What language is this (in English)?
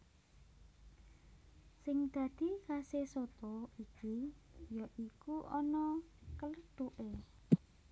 Javanese